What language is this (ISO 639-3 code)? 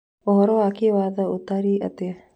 kik